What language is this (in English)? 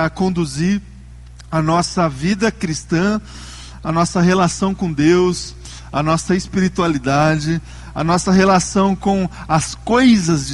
Portuguese